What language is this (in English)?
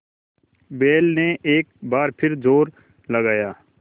Hindi